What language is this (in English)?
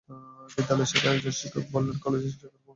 Bangla